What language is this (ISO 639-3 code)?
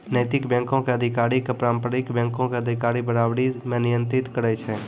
mai